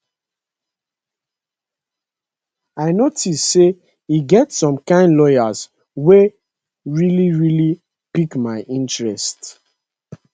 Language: Nigerian Pidgin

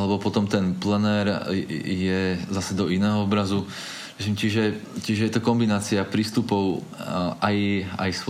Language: Slovak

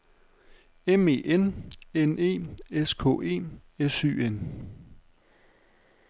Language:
Danish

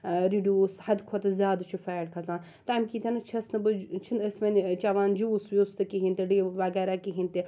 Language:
Kashmiri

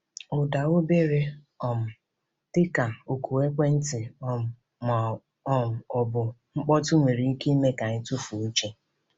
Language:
Igbo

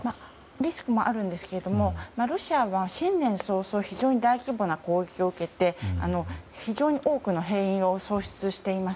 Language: Japanese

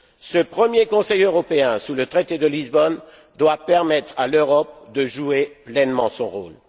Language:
French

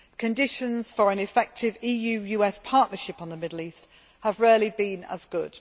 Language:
English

